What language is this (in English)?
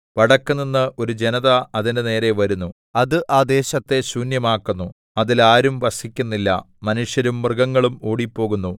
Malayalam